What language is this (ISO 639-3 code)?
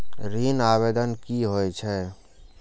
mai